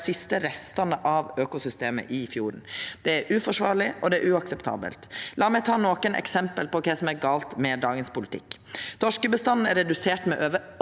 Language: Norwegian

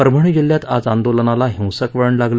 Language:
Marathi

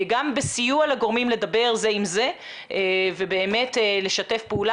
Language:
Hebrew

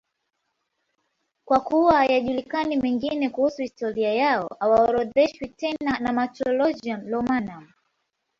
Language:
Swahili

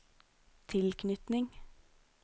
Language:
Norwegian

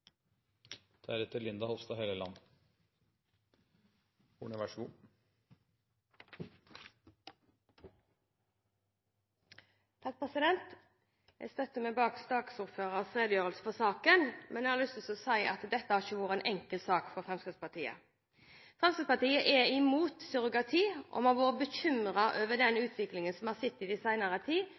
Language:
Norwegian Bokmål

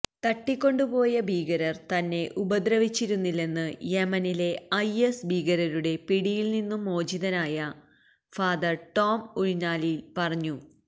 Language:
Malayalam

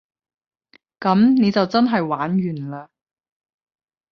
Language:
Cantonese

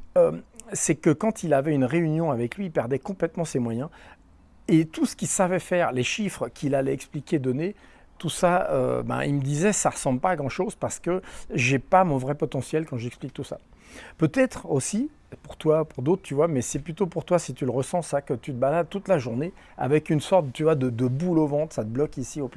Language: French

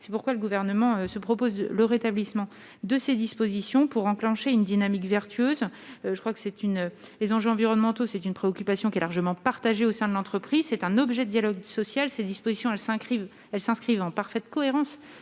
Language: French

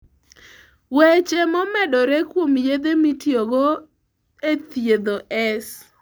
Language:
Luo (Kenya and Tanzania)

